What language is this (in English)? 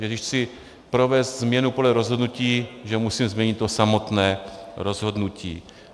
Czech